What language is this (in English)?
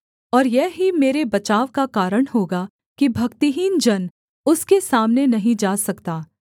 Hindi